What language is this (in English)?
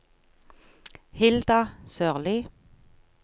Norwegian